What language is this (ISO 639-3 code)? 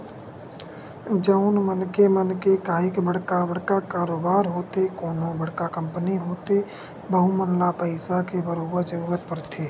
hne